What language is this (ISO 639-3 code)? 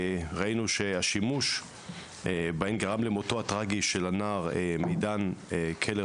heb